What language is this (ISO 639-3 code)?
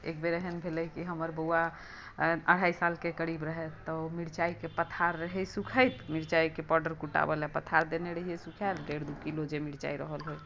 mai